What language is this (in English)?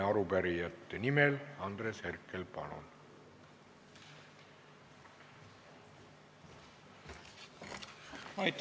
Estonian